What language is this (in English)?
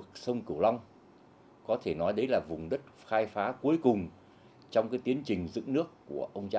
Vietnamese